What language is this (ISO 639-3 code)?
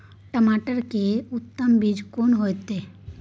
mai